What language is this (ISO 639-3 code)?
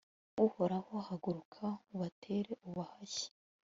kin